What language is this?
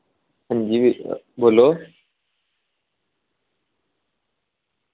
Dogri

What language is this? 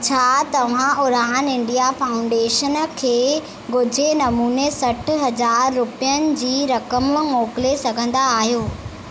Sindhi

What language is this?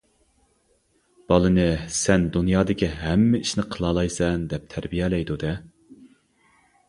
Uyghur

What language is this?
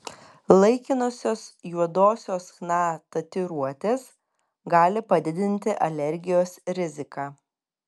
Lithuanian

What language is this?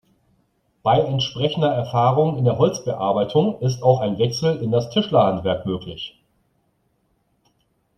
German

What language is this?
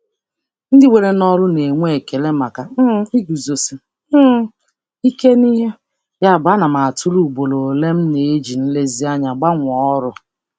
Igbo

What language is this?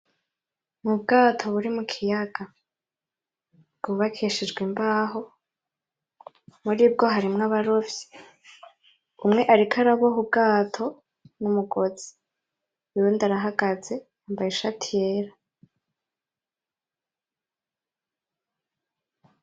Rundi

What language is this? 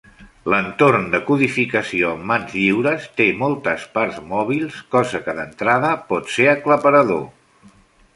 Catalan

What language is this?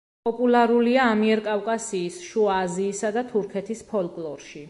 Georgian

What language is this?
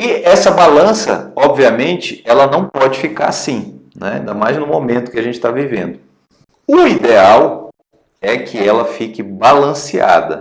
Portuguese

